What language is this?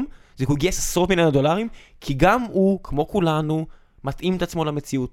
Hebrew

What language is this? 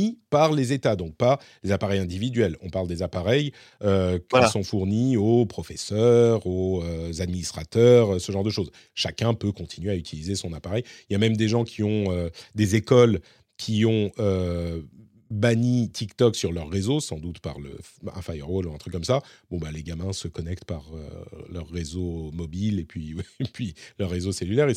French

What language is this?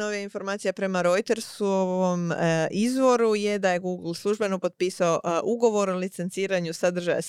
Croatian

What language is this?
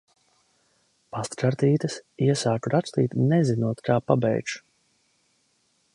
Latvian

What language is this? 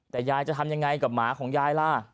Thai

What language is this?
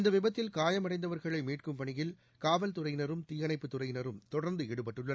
Tamil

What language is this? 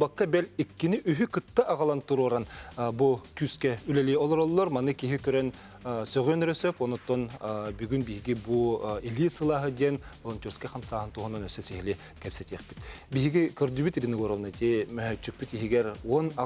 Turkish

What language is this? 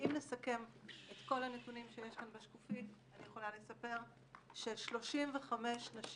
Hebrew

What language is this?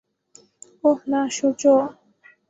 Bangla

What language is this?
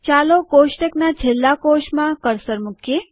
Gujarati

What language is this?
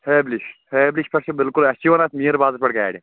Kashmiri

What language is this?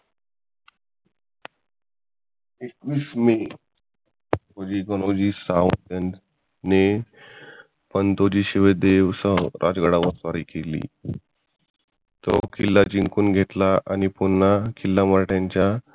Marathi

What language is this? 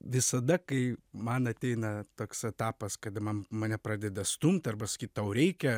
Lithuanian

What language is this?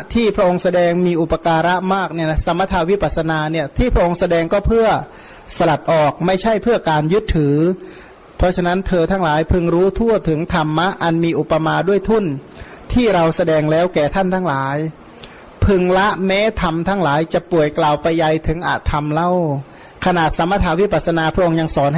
Thai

